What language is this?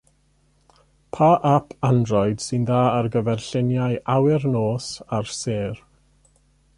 Welsh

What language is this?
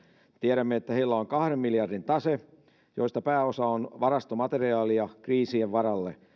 Finnish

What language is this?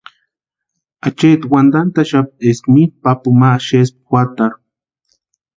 Western Highland Purepecha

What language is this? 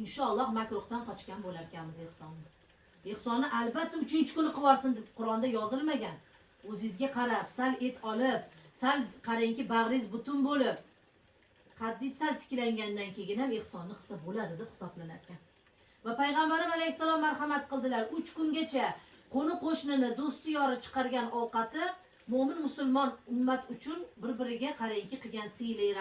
Arabic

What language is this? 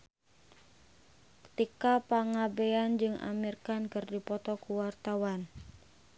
Sundanese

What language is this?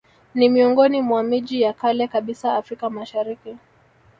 Swahili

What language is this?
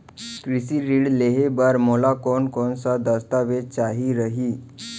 Chhattisgarhi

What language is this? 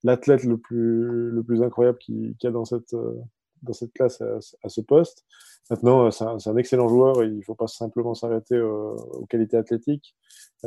French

